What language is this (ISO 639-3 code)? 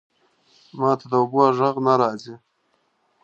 pus